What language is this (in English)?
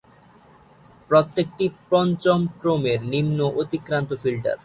Bangla